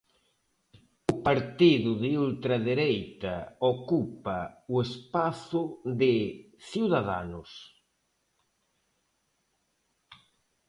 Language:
Galician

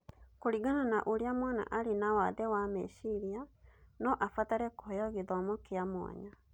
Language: Kikuyu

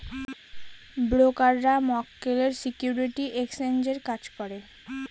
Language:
Bangla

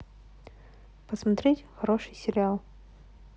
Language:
Russian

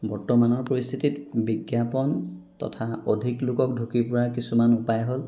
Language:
Assamese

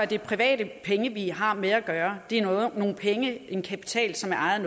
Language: Danish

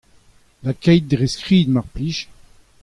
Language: Breton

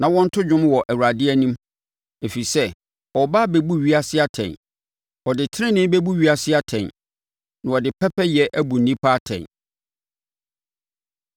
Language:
Akan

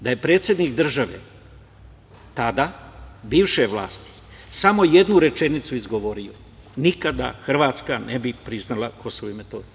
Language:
Serbian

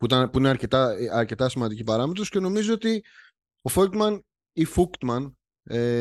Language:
Greek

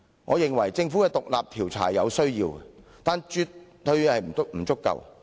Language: Cantonese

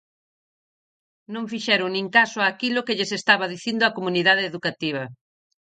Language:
Galician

